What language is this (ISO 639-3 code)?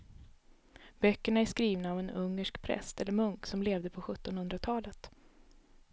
swe